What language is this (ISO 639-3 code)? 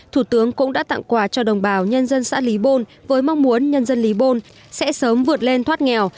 vie